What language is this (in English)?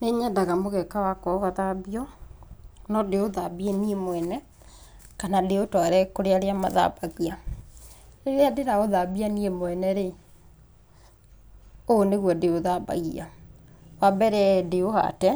Kikuyu